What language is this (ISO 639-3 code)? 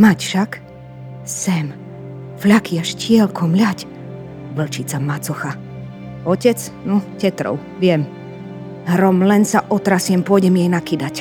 slk